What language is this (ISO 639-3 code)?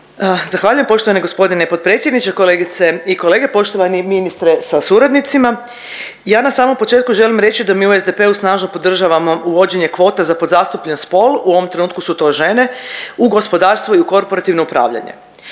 hrv